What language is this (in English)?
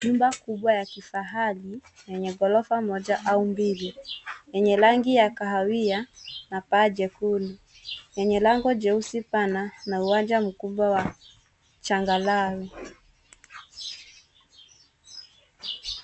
Swahili